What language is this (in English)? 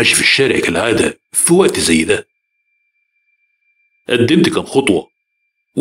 Arabic